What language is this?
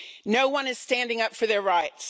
English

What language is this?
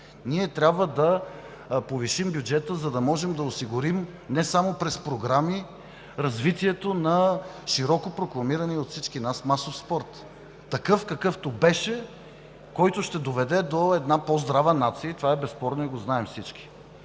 Bulgarian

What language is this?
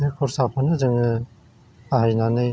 Bodo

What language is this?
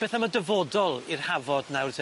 Welsh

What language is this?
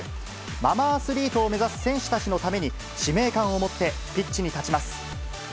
Japanese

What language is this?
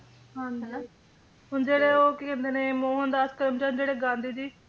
Punjabi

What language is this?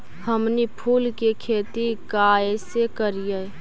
Magahi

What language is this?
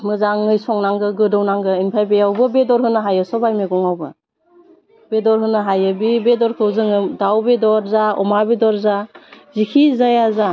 Bodo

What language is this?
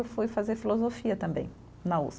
Portuguese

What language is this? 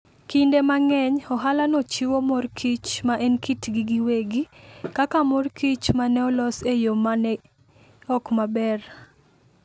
Luo (Kenya and Tanzania)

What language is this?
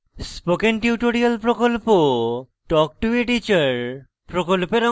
Bangla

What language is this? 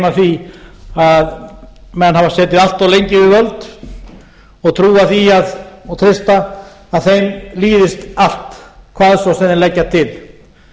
Icelandic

